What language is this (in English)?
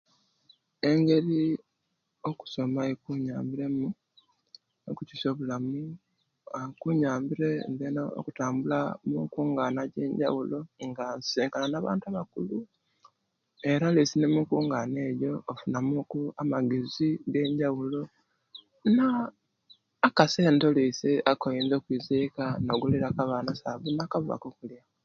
Kenyi